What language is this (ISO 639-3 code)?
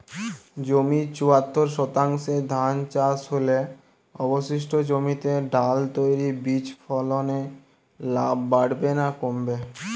ben